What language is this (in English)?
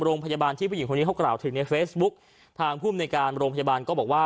Thai